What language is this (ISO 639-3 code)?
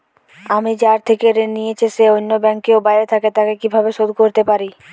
ben